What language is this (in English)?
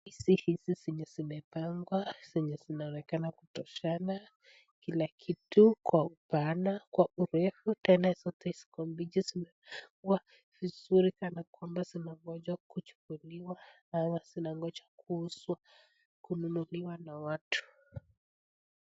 Swahili